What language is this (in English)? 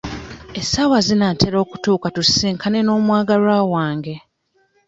Ganda